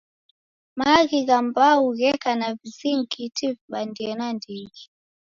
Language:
Taita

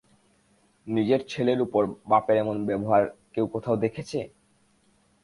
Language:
Bangla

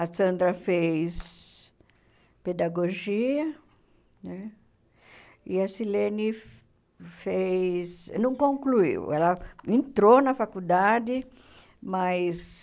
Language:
Portuguese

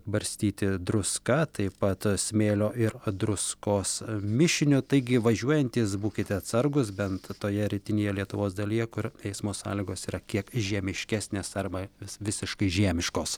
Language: Lithuanian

